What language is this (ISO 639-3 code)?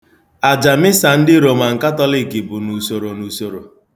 ibo